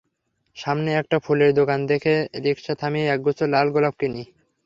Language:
Bangla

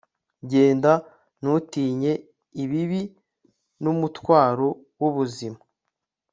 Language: Kinyarwanda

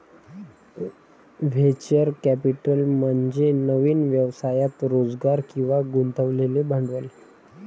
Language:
Marathi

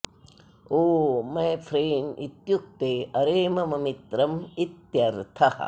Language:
Sanskrit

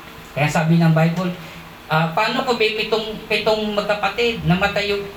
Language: Filipino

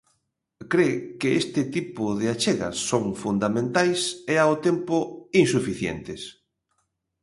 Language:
Galician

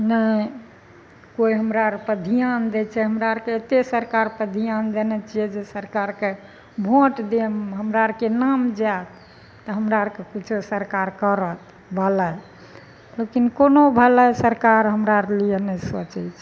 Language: Maithili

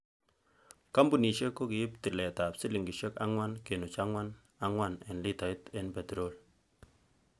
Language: Kalenjin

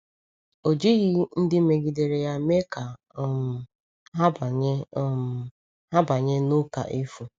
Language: Igbo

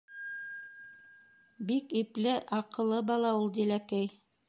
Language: Bashkir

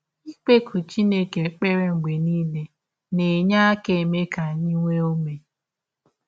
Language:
Igbo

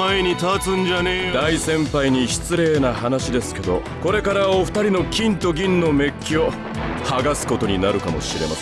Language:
Japanese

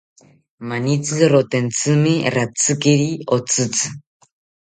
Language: South Ucayali Ashéninka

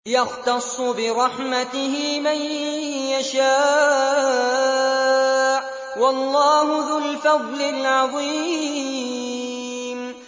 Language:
Arabic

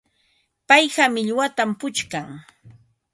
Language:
Ambo-Pasco Quechua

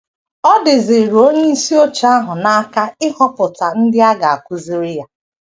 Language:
Igbo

